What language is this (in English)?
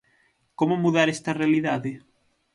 Galician